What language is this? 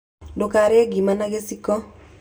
Kikuyu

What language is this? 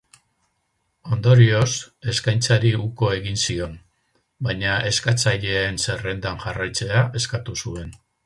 Basque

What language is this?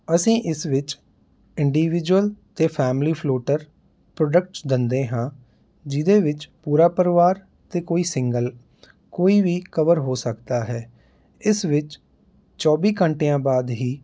Punjabi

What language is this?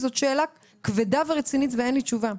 Hebrew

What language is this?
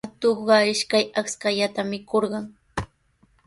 Sihuas Ancash Quechua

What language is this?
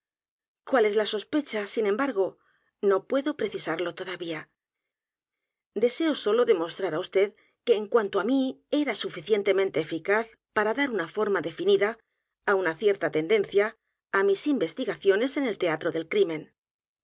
Spanish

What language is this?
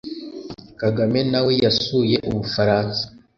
Kinyarwanda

